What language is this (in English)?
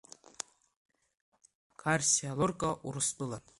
Abkhazian